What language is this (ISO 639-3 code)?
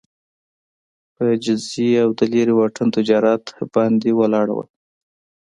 pus